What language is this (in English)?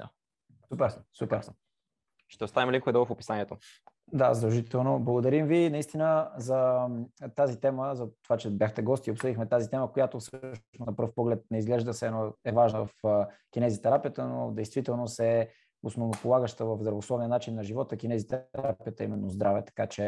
Bulgarian